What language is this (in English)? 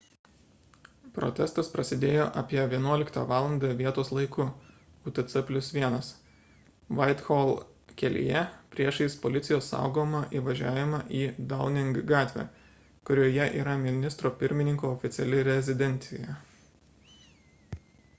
Lithuanian